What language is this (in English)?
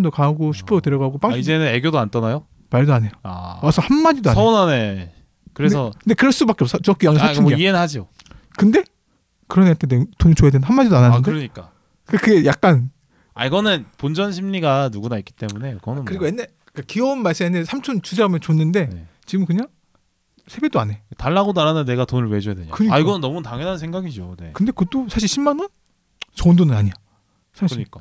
Korean